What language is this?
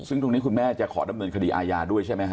Thai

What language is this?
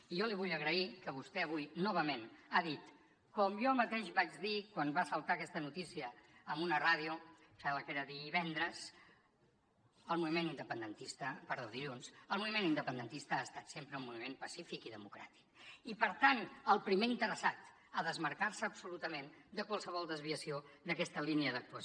Catalan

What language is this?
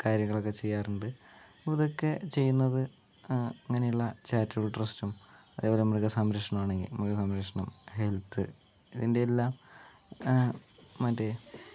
Malayalam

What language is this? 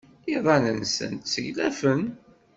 Kabyle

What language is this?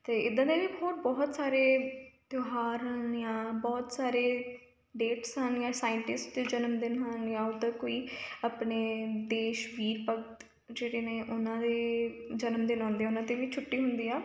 Punjabi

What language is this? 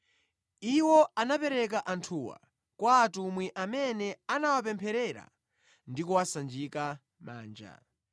Nyanja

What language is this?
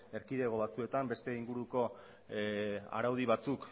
Basque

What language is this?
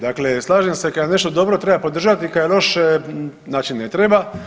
Croatian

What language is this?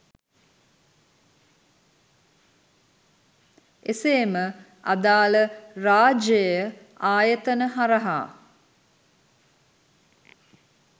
Sinhala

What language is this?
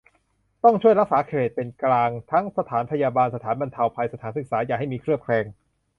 Thai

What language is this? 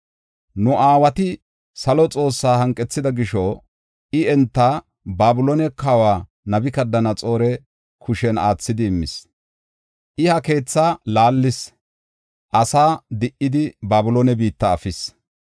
Gofa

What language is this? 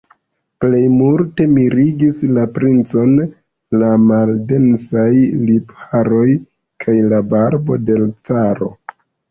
Esperanto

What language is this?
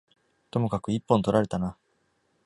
Japanese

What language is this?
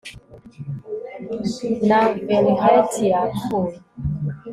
Kinyarwanda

